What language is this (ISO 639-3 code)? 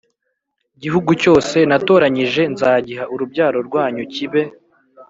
kin